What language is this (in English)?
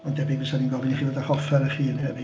Welsh